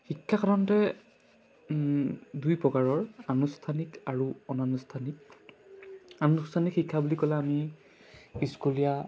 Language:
Assamese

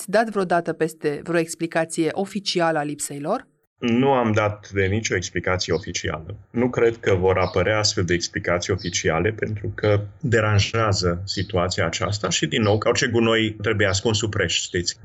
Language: Romanian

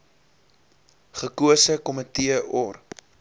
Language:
Afrikaans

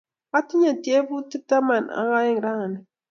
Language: Kalenjin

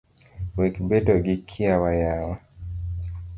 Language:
Luo (Kenya and Tanzania)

